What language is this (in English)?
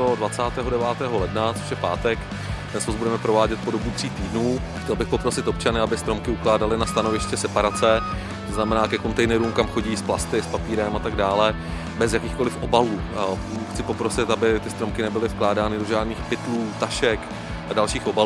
Czech